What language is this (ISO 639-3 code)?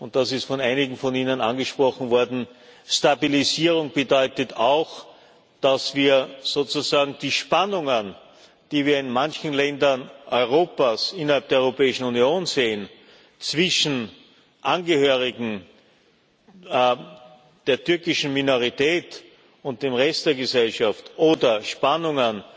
deu